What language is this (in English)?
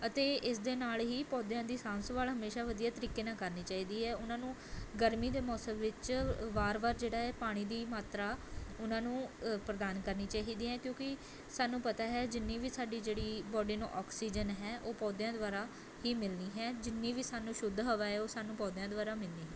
Punjabi